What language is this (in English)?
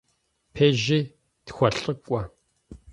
Kabardian